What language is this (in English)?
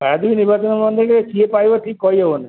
Odia